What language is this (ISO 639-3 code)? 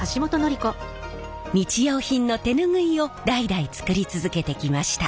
jpn